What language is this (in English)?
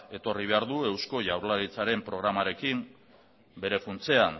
Basque